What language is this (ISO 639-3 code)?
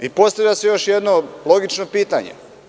srp